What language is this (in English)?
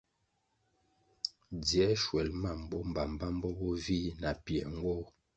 Kwasio